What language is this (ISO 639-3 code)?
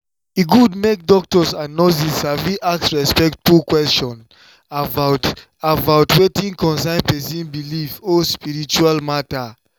pcm